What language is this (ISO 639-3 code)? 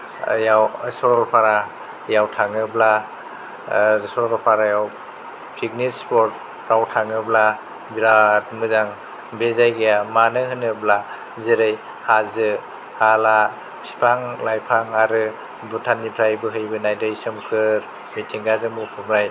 brx